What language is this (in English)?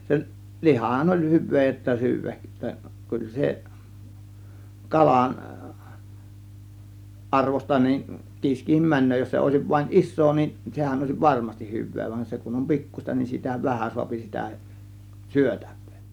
Finnish